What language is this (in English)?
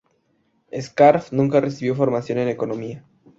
Spanish